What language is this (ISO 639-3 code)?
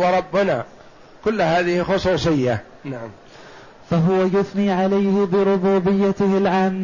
ara